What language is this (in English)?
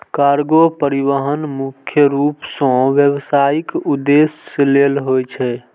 Maithili